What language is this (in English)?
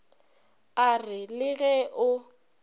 Northern Sotho